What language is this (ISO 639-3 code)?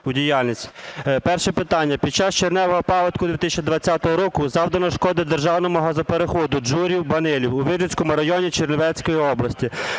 ukr